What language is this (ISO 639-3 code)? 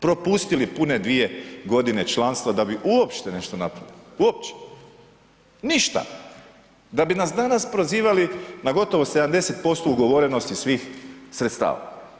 hrv